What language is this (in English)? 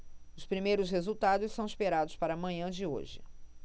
Portuguese